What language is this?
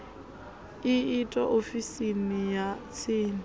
Venda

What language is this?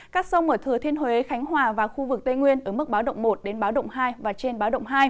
Vietnamese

